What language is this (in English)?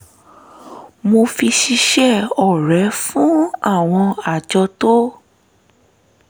Yoruba